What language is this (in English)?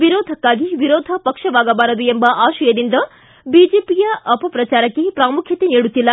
Kannada